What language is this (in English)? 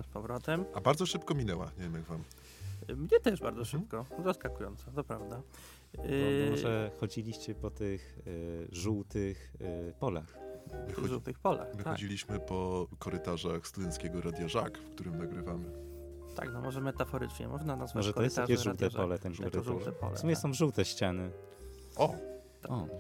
Polish